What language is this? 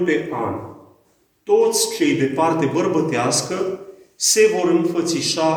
Romanian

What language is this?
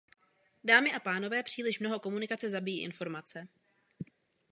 Czech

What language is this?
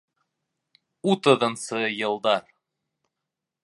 Bashkir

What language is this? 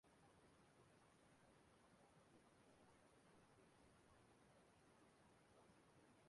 Igbo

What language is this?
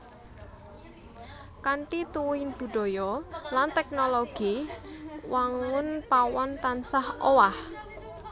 Javanese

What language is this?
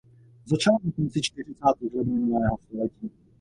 Czech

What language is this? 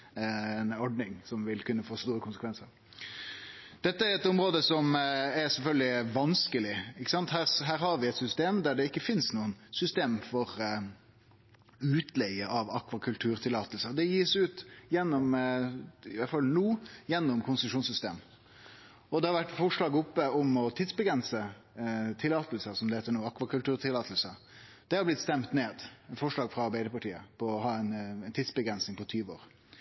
Norwegian Nynorsk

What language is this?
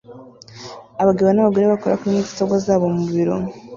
Kinyarwanda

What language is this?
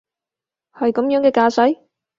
Cantonese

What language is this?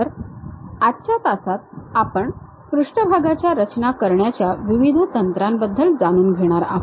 Marathi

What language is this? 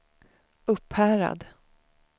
Swedish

